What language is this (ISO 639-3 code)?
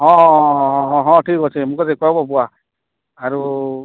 ori